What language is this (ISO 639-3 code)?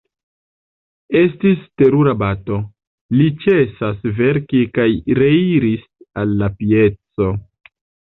epo